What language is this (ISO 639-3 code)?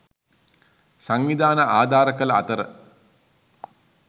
sin